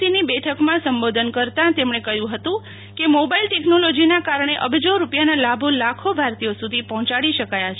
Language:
Gujarati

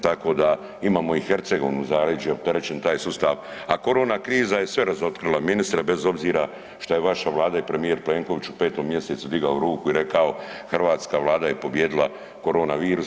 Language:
Croatian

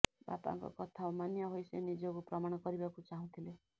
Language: Odia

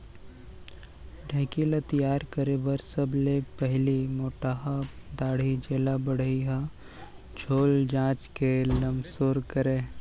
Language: Chhattisgarhi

